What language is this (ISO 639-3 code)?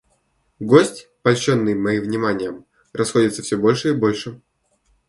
rus